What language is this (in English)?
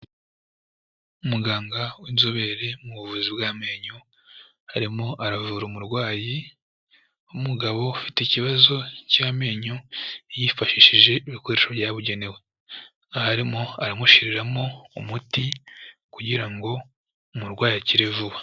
Kinyarwanda